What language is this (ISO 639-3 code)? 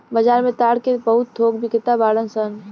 bho